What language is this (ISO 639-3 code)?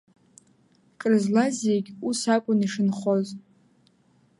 abk